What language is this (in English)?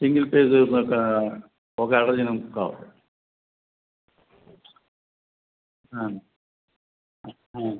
Telugu